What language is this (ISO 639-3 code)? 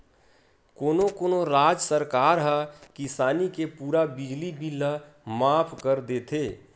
hne